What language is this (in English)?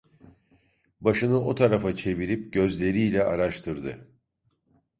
Turkish